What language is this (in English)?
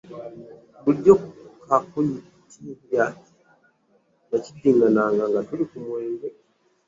Ganda